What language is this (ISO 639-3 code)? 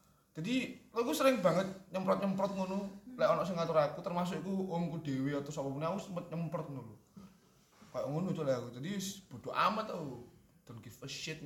ind